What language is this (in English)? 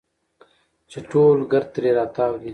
Pashto